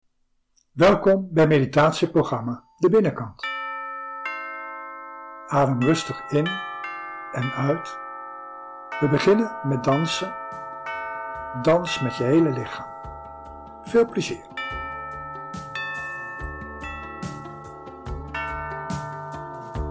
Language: Dutch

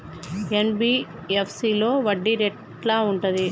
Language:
Telugu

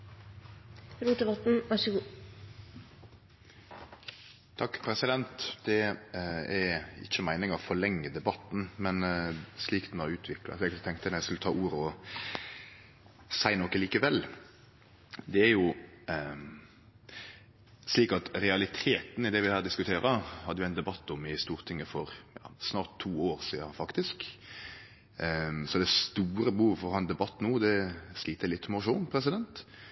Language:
Norwegian Nynorsk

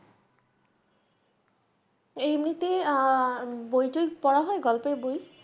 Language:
Bangla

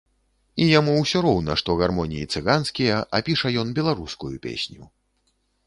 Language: Belarusian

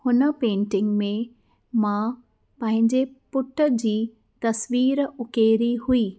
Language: Sindhi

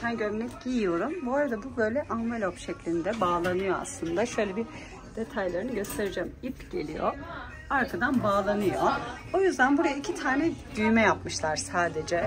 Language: Turkish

